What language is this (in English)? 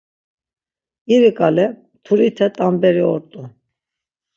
Laz